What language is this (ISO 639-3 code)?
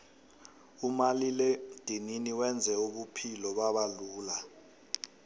nbl